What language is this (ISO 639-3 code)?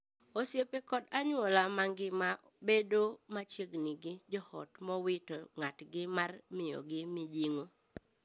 luo